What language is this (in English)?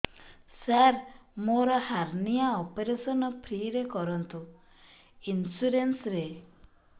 Odia